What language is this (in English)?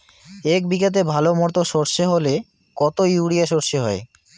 Bangla